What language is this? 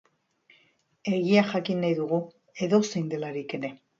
Basque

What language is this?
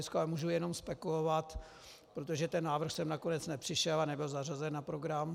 Czech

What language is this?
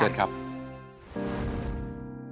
Thai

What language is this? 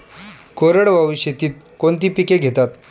Marathi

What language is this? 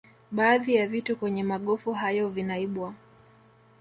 Swahili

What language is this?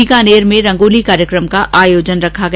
Hindi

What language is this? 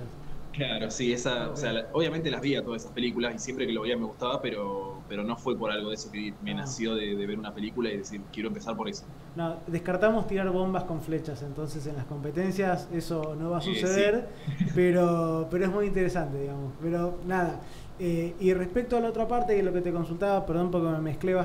Spanish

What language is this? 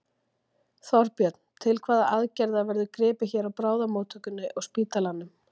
Icelandic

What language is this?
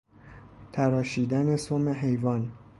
Persian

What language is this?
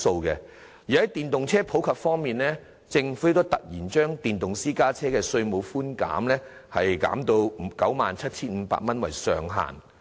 Cantonese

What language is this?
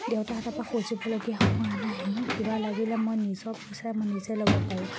Assamese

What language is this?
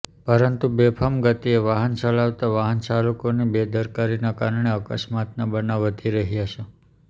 Gujarati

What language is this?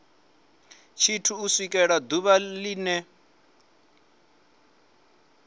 Venda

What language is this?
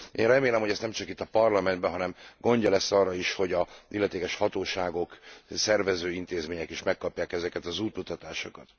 Hungarian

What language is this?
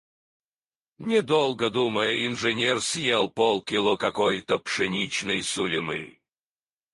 Russian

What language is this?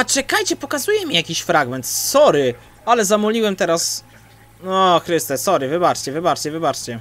Polish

